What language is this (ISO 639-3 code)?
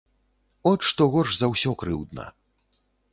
bel